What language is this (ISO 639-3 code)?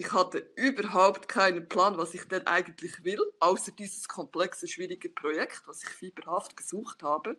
deu